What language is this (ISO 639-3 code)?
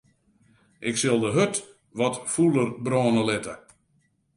fry